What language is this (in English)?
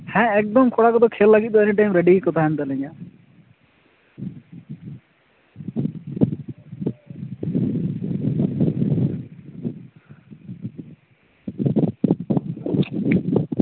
Santali